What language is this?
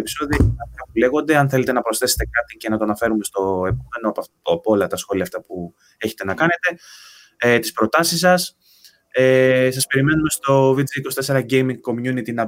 Greek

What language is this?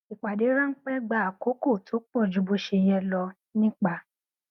Yoruba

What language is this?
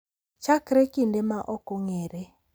Luo (Kenya and Tanzania)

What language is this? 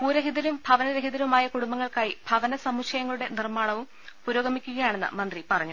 Malayalam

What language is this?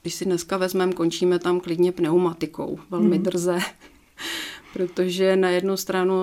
Czech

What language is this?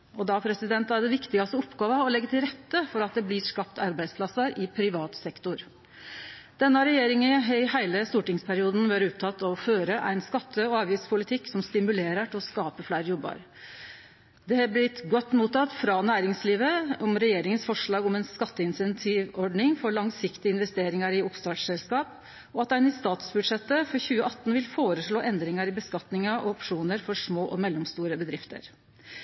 Norwegian Nynorsk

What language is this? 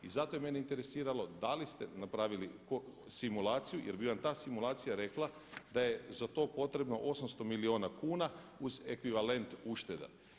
Croatian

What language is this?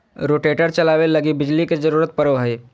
Magahi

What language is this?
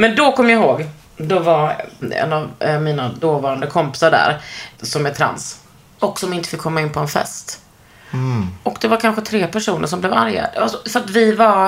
Swedish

